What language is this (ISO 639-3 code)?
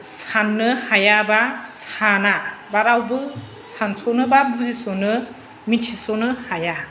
brx